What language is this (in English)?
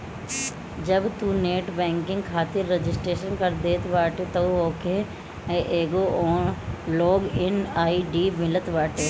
Bhojpuri